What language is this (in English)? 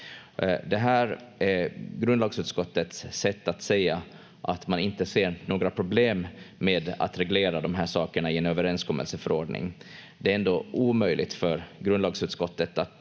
Finnish